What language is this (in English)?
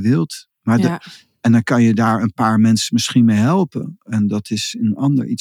Dutch